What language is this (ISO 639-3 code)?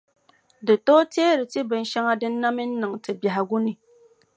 dag